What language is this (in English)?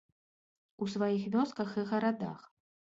Belarusian